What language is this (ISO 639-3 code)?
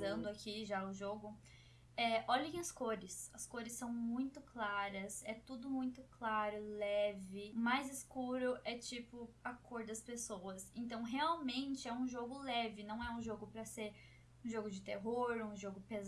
por